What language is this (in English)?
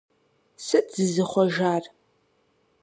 Kabardian